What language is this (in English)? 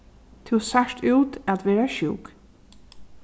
Faroese